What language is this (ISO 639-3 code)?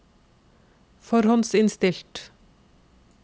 nor